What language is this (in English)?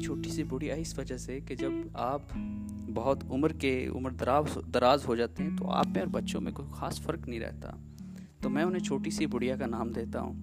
Urdu